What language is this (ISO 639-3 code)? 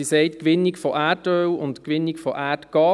gsw